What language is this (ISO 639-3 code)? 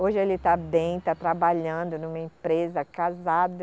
por